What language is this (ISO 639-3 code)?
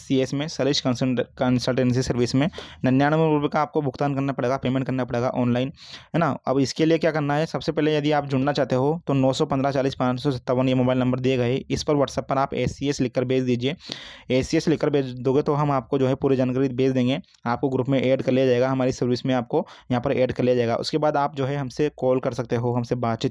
hin